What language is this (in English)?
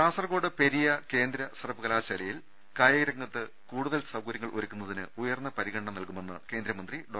Malayalam